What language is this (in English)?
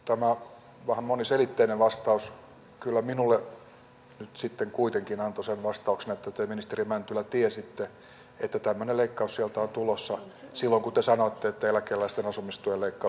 Finnish